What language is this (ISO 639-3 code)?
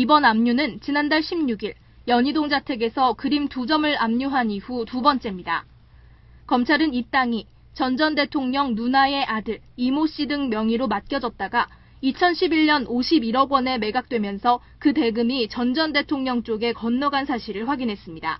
kor